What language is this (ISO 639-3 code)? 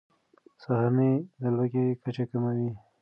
pus